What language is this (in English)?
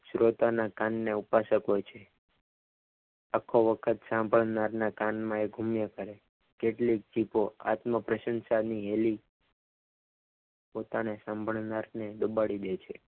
Gujarati